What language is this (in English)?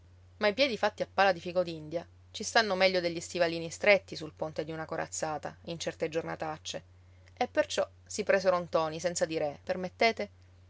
Italian